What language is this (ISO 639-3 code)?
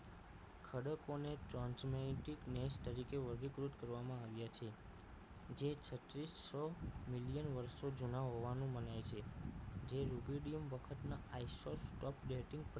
guj